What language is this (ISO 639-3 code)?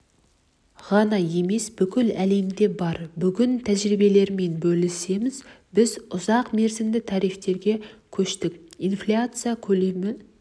kaz